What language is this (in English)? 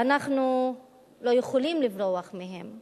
Hebrew